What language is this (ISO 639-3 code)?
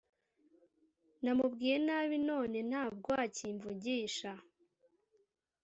kin